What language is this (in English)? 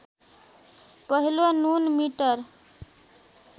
Nepali